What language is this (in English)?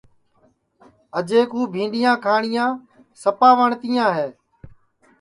Sansi